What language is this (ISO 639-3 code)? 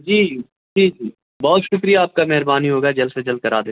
urd